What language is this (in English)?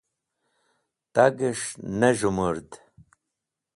Wakhi